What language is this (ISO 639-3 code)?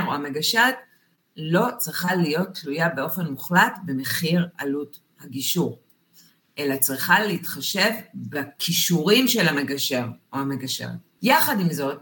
heb